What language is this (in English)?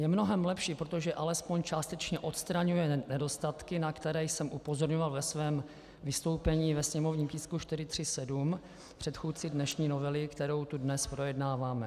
Czech